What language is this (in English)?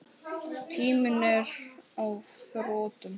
Icelandic